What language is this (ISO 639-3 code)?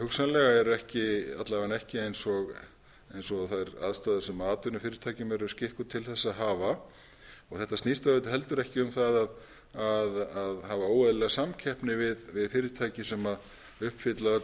isl